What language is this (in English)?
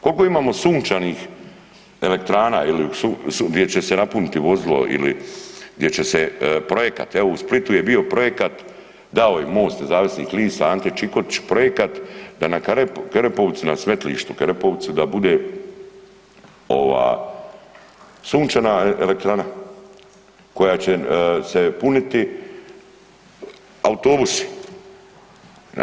Croatian